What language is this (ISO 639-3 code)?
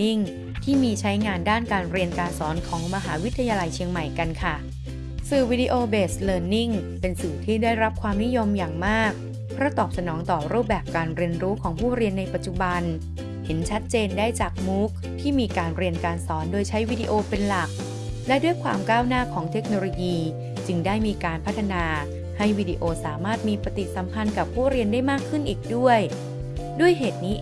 tha